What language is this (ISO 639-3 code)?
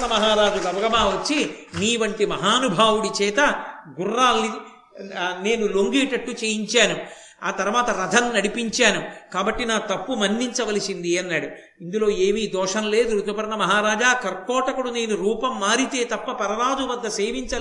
tel